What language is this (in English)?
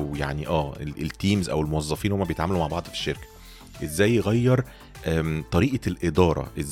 Arabic